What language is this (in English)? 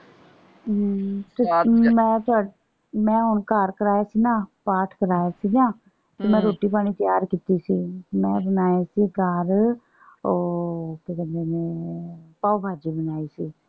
Punjabi